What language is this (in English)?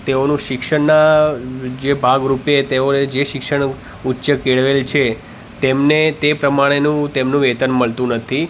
Gujarati